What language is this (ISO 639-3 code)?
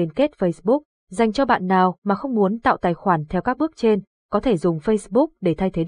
vie